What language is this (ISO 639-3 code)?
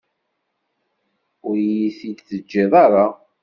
kab